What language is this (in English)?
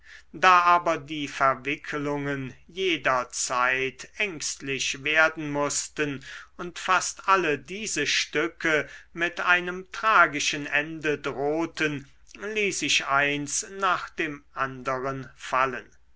German